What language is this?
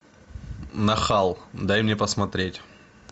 Russian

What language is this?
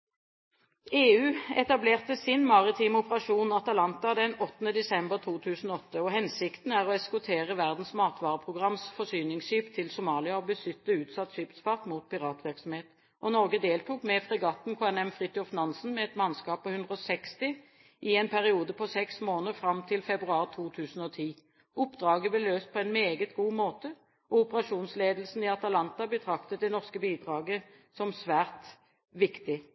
Norwegian Bokmål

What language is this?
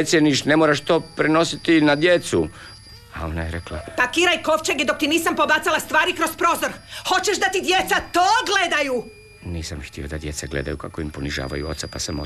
Croatian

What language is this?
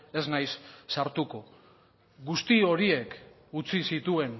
Basque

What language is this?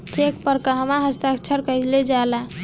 Bhojpuri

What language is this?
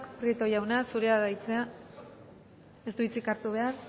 Basque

